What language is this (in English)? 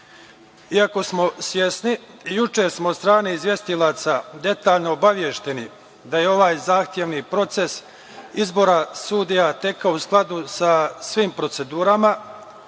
Serbian